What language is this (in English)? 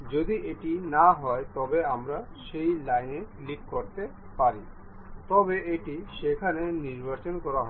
Bangla